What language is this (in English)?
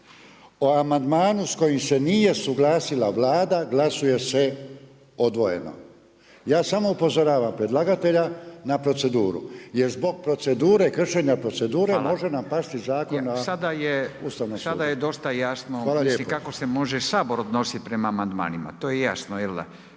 Croatian